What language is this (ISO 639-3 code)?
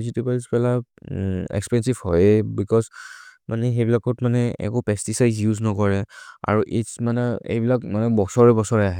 mrr